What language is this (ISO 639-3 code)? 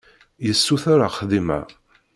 kab